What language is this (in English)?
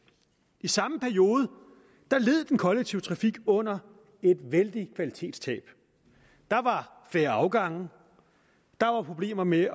Danish